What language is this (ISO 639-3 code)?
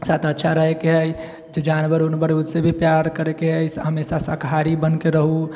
mai